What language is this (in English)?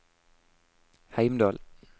Norwegian